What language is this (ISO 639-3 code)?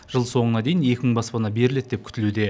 kaz